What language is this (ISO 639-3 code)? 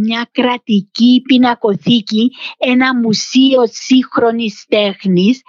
ell